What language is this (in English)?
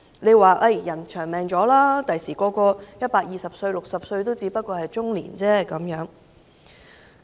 Cantonese